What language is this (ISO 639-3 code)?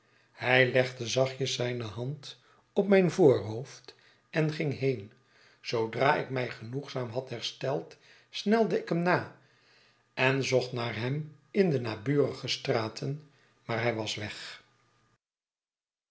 nld